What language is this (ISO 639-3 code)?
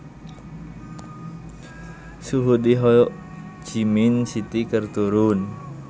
sun